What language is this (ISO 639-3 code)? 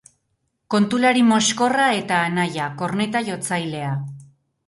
eus